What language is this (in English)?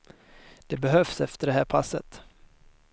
Swedish